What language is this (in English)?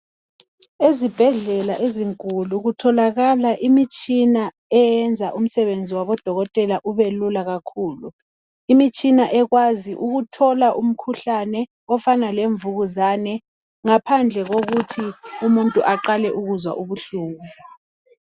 North Ndebele